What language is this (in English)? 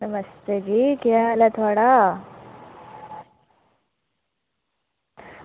Dogri